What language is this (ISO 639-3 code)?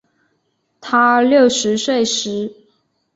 zho